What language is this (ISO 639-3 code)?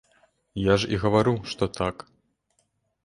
bel